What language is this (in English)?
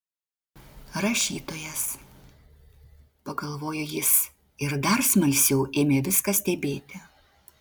Lithuanian